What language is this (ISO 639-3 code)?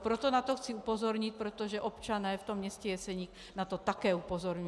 ces